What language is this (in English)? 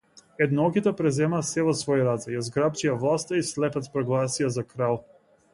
Macedonian